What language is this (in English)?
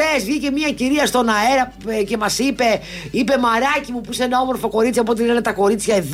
Greek